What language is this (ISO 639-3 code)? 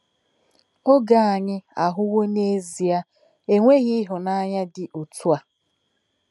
ibo